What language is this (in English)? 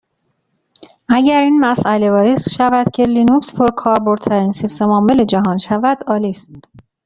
Persian